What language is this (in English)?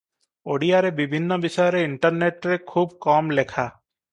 Odia